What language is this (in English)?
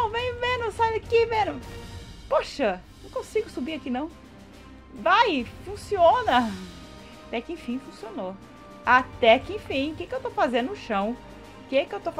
Portuguese